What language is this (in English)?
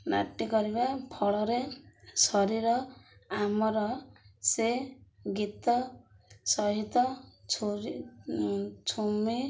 Odia